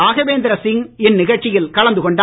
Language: Tamil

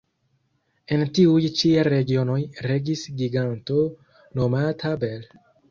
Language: Esperanto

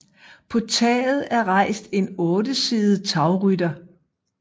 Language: Danish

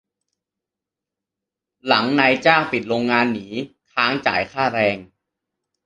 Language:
Thai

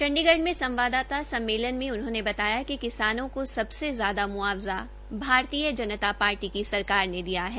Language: Hindi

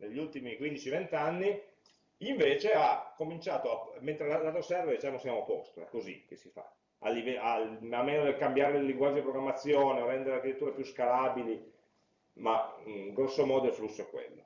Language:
Italian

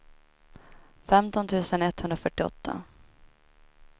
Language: Swedish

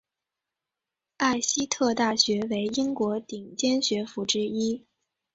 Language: Chinese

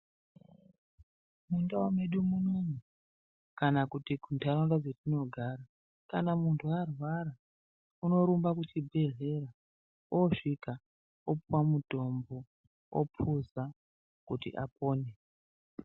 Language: Ndau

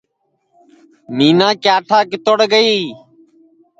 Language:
Sansi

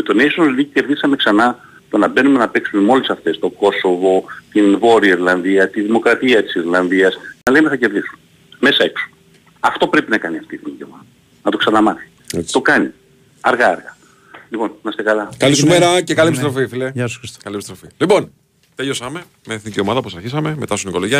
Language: Greek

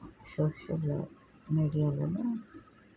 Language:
Telugu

